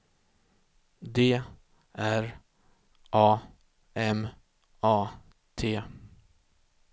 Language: Swedish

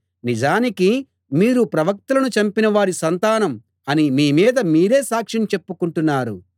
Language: Telugu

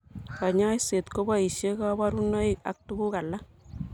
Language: Kalenjin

